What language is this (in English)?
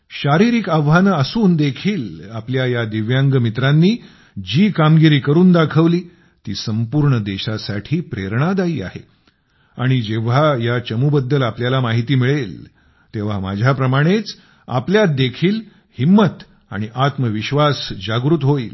Marathi